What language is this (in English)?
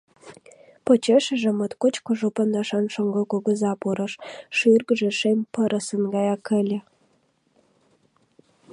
Mari